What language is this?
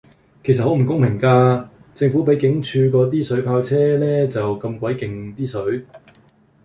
Cantonese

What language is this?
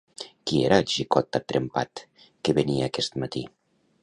Catalan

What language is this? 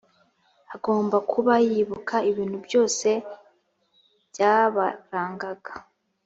Kinyarwanda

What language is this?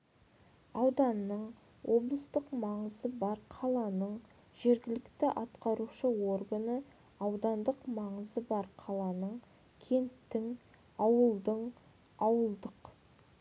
Kazakh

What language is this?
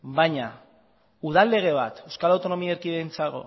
Basque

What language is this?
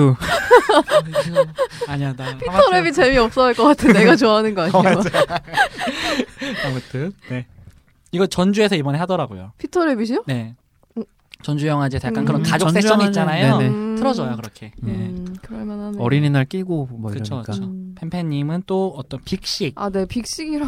Korean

